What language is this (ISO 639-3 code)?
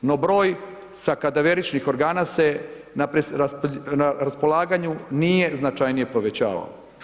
hrv